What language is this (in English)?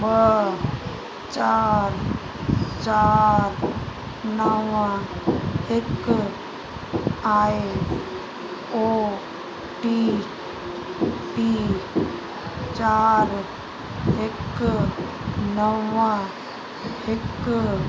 Sindhi